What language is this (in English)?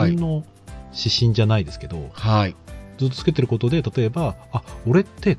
Japanese